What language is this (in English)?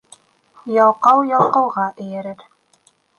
Bashkir